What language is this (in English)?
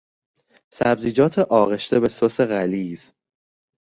Persian